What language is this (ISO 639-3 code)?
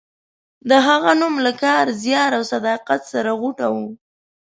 pus